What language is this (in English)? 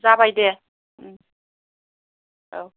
Bodo